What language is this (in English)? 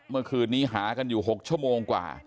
Thai